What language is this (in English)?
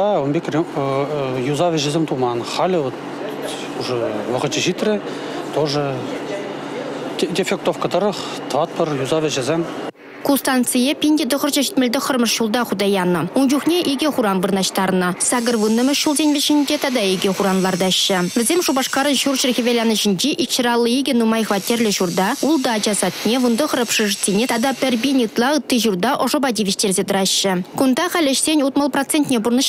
Russian